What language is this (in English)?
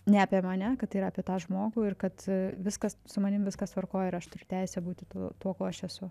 Lithuanian